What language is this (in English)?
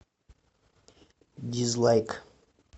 Russian